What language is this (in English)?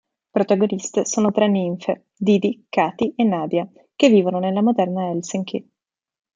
Italian